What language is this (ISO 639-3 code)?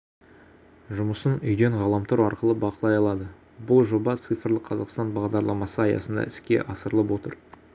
kaz